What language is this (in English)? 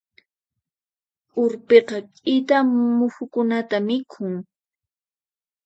Puno Quechua